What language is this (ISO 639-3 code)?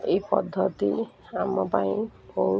ori